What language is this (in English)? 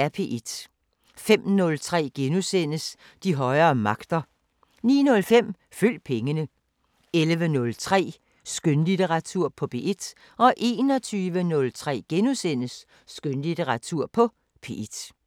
Danish